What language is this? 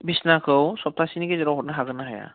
Bodo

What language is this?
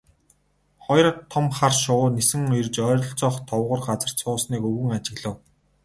Mongolian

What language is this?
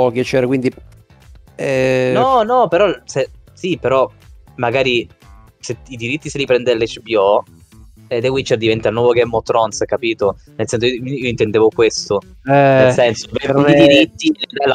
Italian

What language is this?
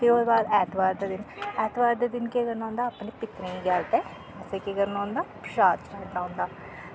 Dogri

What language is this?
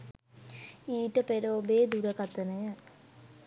Sinhala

